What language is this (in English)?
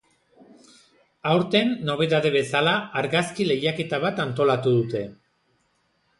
Basque